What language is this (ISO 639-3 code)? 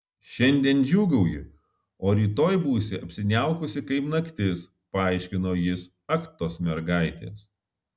lit